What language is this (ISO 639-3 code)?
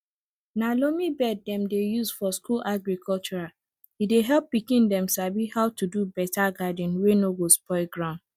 pcm